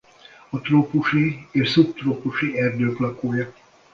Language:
Hungarian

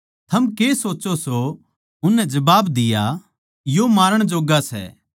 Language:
Haryanvi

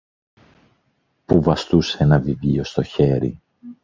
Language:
Greek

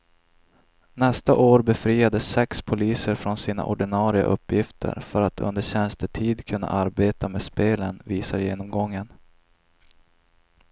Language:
Swedish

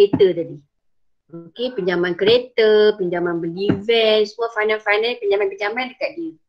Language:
Malay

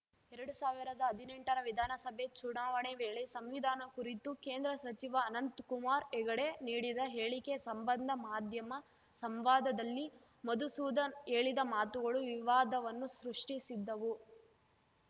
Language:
Kannada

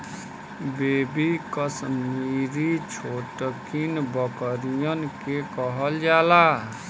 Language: Bhojpuri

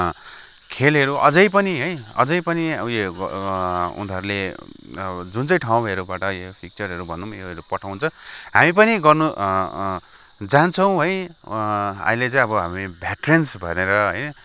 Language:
Nepali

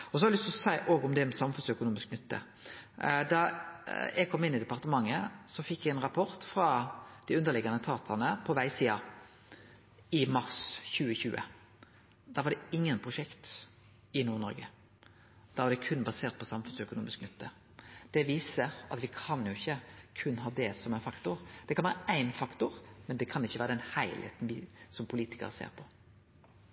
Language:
Norwegian Nynorsk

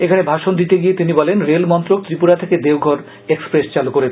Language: Bangla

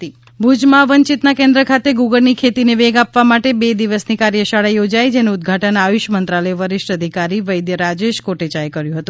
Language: Gujarati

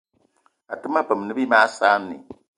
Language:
Eton (Cameroon)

